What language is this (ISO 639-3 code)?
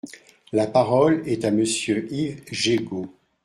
fra